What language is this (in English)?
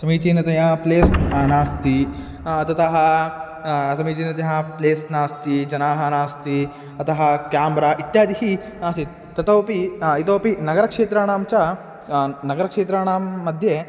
Sanskrit